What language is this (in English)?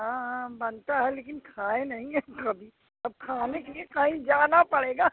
Hindi